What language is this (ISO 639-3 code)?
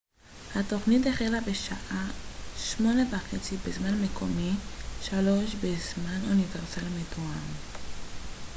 heb